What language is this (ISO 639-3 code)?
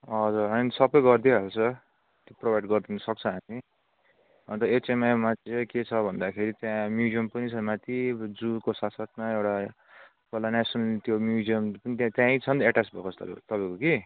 nep